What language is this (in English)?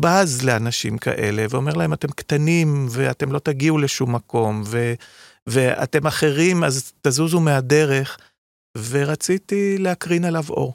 Hebrew